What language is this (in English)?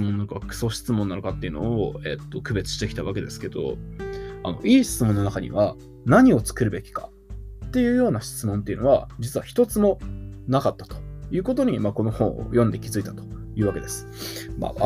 Japanese